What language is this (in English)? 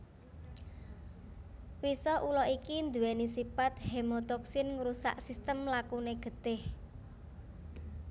Javanese